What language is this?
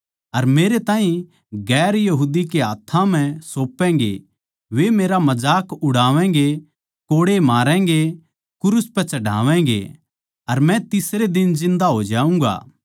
Haryanvi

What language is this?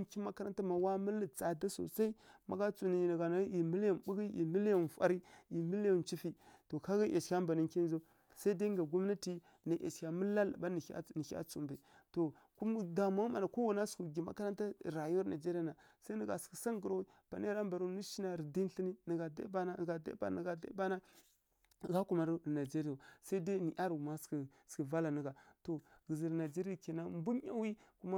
Kirya-Konzəl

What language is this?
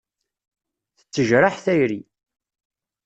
Kabyle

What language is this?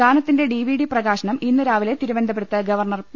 Malayalam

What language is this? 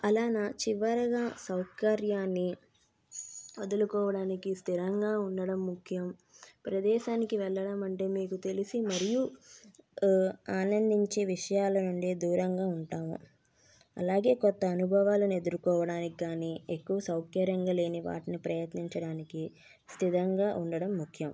Telugu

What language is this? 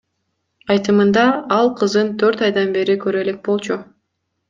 Kyrgyz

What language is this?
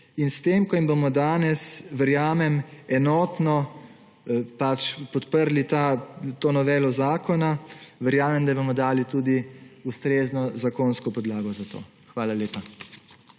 Slovenian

